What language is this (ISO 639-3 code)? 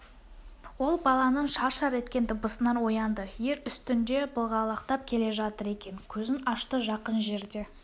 kaz